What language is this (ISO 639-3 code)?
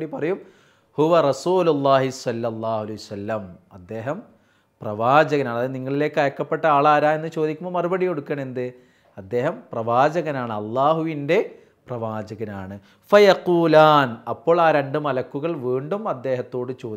hin